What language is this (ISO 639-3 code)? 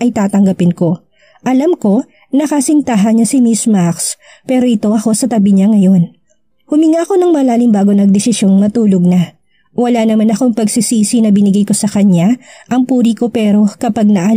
fil